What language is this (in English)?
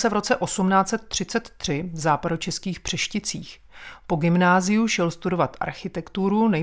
Czech